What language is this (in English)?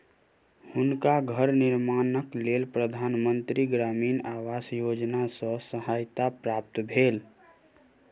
Maithili